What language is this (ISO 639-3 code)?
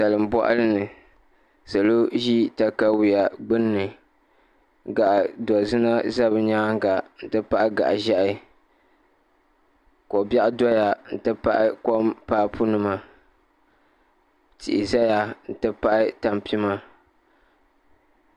dag